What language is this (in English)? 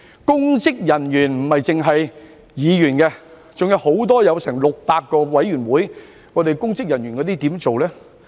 Cantonese